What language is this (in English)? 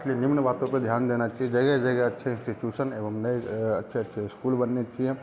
Hindi